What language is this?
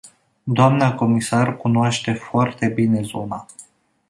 Romanian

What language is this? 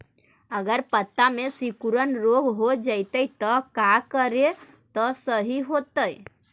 Magahi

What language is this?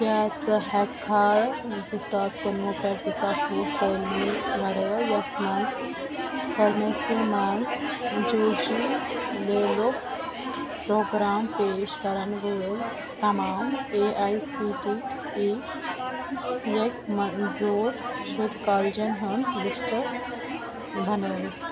Kashmiri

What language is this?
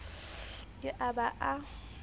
Southern Sotho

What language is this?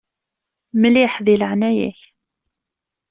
Kabyle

